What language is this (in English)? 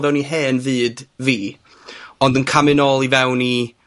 Welsh